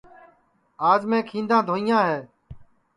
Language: Sansi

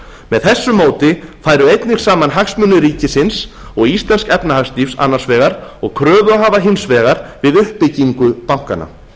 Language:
Icelandic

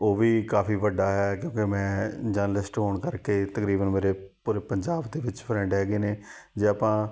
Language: Punjabi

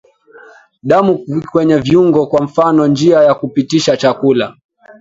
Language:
Swahili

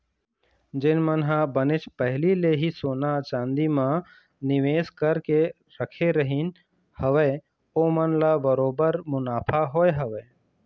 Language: Chhattisgarhi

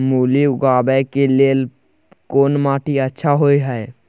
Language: Maithili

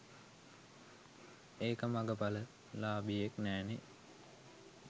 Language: Sinhala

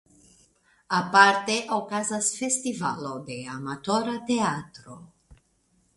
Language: Esperanto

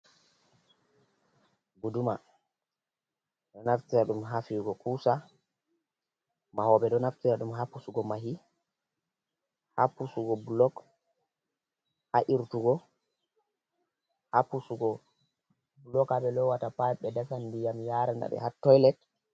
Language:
Fula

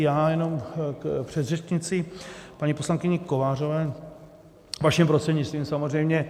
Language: Czech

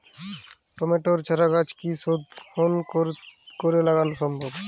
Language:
Bangla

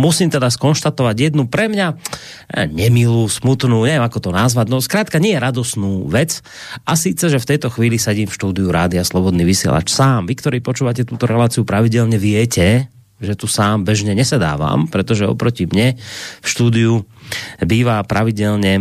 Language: Slovak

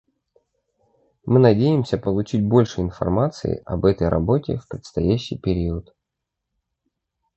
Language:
Russian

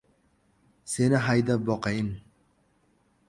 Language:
Uzbek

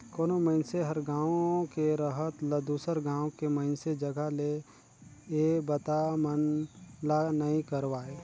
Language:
Chhattisgarhi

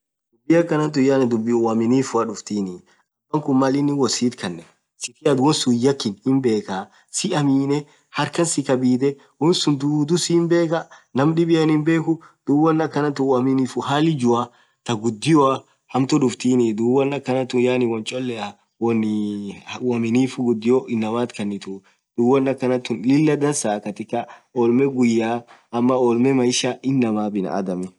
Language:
Orma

